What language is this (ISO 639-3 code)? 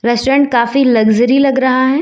hin